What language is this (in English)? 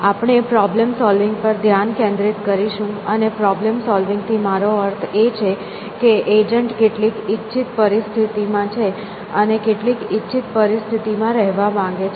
Gujarati